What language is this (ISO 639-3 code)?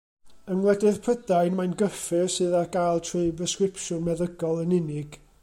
cym